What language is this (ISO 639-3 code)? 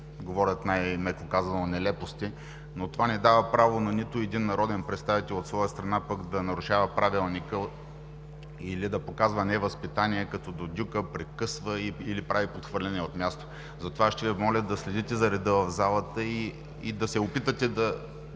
bul